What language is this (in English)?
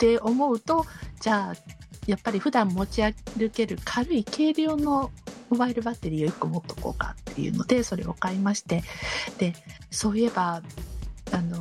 Japanese